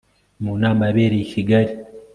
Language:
Kinyarwanda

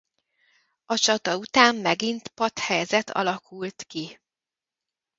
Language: Hungarian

